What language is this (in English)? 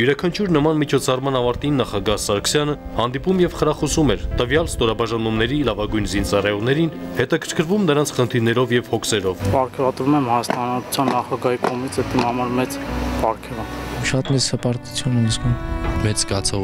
Russian